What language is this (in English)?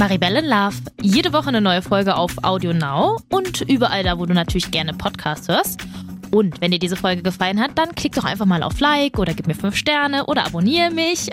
German